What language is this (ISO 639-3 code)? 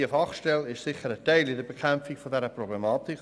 gsw